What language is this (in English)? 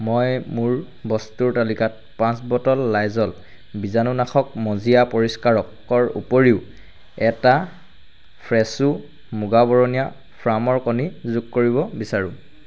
Assamese